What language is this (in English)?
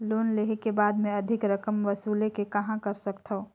Chhattisgarhi